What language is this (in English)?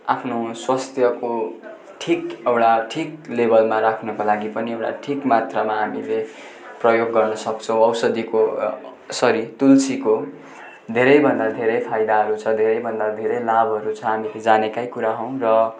Nepali